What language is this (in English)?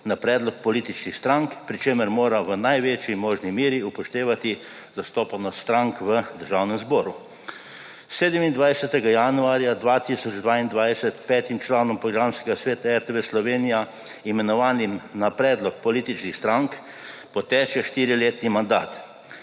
Slovenian